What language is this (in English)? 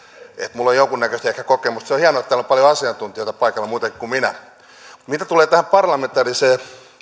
Finnish